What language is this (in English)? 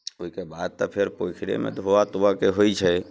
Maithili